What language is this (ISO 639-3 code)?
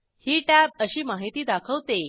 mar